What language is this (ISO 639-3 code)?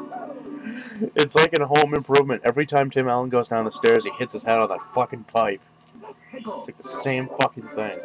eng